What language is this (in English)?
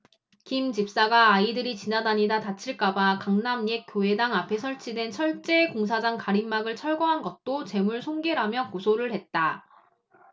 Korean